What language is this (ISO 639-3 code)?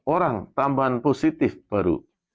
ind